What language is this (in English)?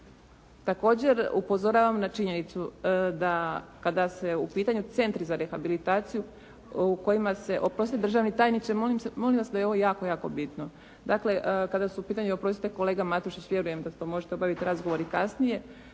Croatian